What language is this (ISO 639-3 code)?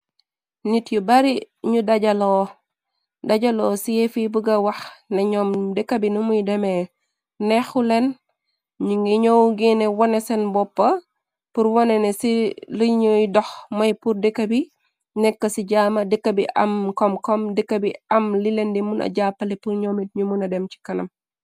wol